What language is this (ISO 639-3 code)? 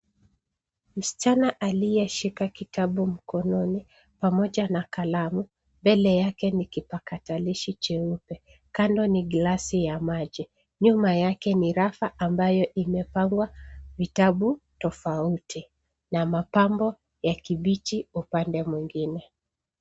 swa